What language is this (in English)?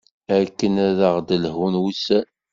Kabyle